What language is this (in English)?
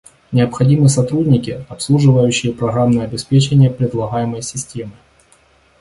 Russian